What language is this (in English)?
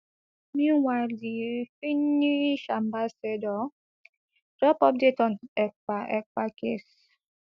Nigerian Pidgin